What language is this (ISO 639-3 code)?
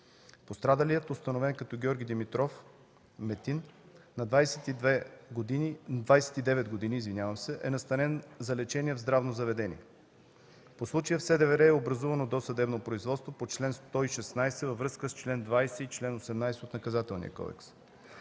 bul